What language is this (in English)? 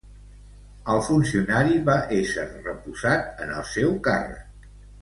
Catalan